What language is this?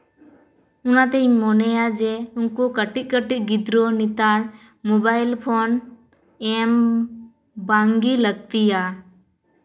Santali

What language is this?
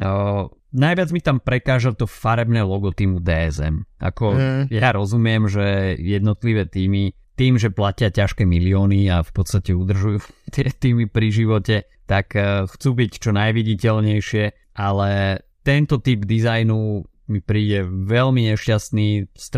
Slovak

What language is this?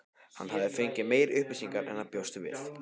Icelandic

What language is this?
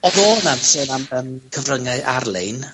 Welsh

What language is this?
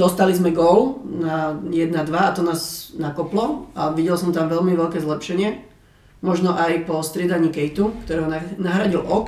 Slovak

